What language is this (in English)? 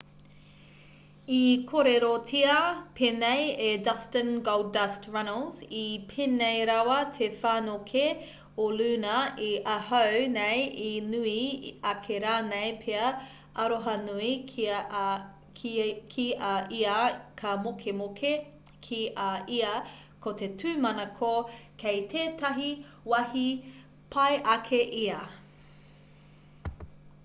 Māori